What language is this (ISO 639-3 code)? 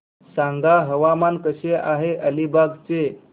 mar